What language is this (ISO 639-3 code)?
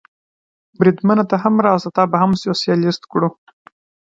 pus